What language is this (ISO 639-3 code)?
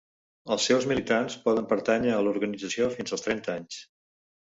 cat